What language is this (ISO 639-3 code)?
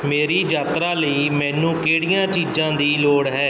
pan